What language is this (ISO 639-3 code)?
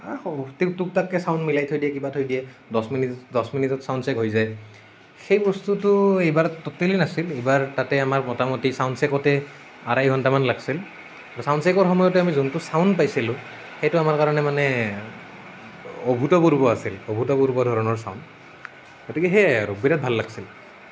asm